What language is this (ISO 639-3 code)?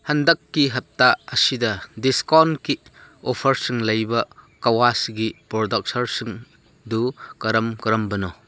mni